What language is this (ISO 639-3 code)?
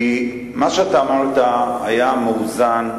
heb